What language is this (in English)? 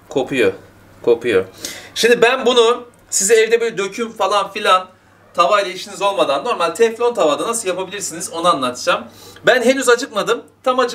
Turkish